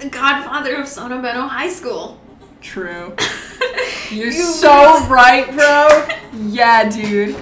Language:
English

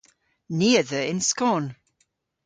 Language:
Cornish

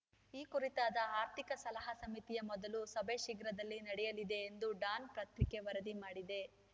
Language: Kannada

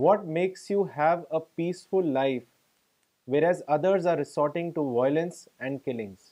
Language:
Urdu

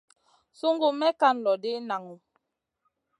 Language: Masana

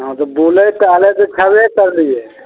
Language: Maithili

